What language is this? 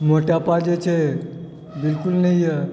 Maithili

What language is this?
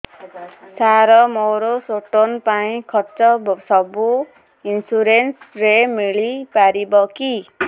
Odia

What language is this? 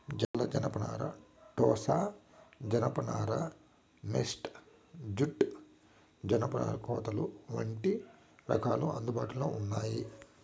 Telugu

